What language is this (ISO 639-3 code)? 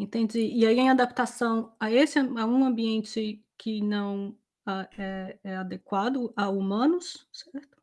por